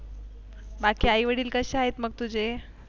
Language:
Marathi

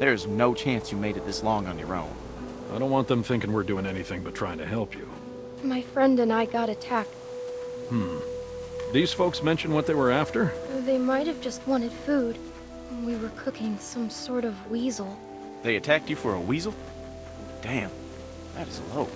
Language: English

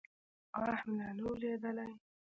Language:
Pashto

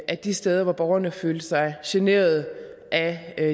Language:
Danish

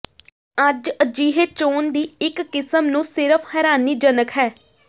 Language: Punjabi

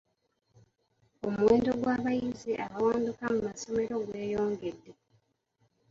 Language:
Ganda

